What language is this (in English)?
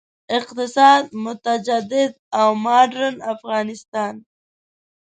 Pashto